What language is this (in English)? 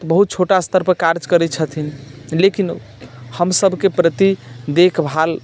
Maithili